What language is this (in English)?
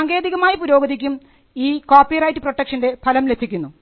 Malayalam